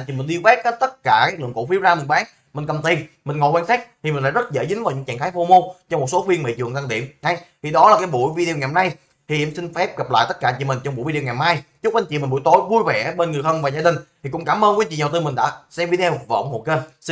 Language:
Vietnamese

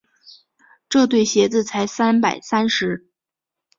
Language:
Chinese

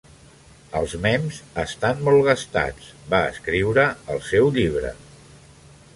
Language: Catalan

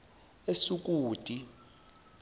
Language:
Zulu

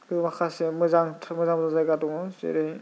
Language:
Bodo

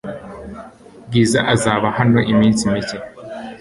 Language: Kinyarwanda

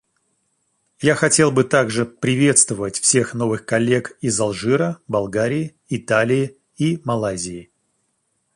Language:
Russian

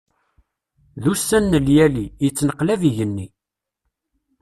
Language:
Kabyle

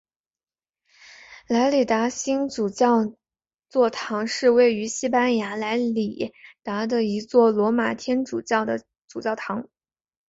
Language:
Chinese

